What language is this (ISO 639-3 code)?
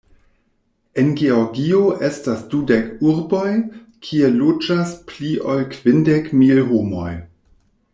epo